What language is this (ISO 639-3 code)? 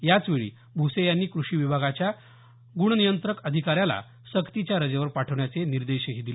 mar